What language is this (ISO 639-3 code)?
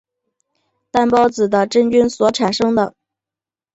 zho